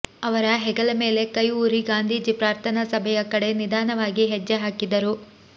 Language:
Kannada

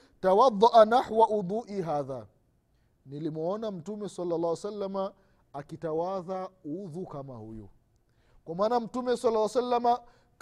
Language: Swahili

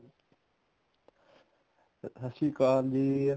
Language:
Punjabi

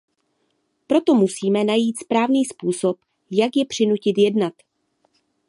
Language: Czech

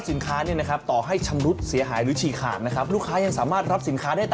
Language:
Thai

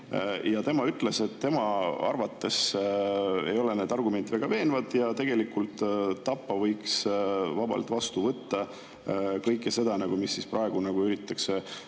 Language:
Estonian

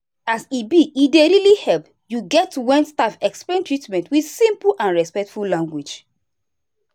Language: Nigerian Pidgin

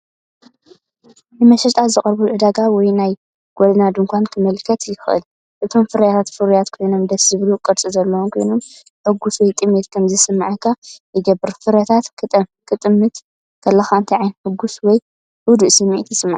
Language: Tigrinya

